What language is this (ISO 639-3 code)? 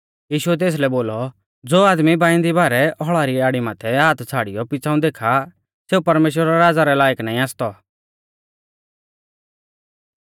bfz